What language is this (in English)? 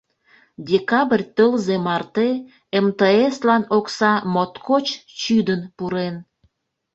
Mari